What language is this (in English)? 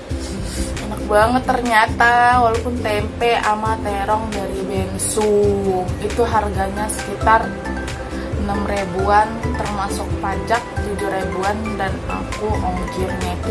Indonesian